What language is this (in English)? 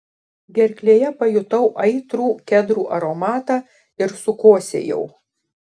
Lithuanian